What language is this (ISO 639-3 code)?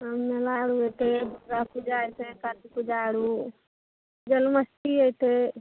mai